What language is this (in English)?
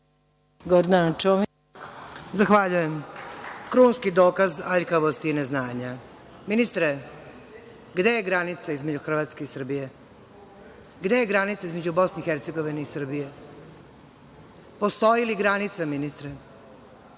Serbian